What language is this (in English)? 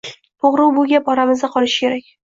Uzbek